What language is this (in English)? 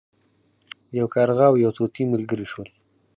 Pashto